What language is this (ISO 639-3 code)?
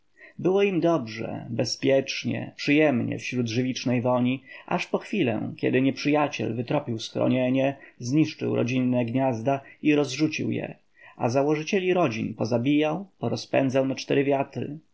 pol